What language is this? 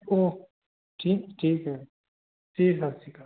Punjabi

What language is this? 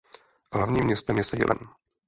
Czech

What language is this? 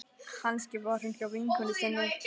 Icelandic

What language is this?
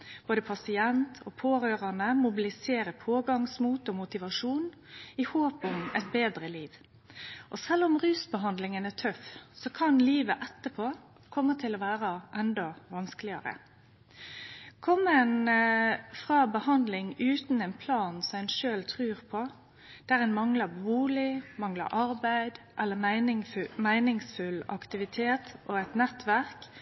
Norwegian Nynorsk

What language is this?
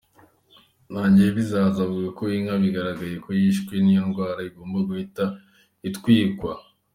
Kinyarwanda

